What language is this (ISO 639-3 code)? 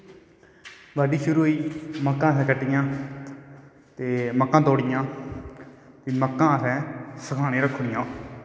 doi